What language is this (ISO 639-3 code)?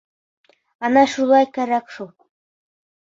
bak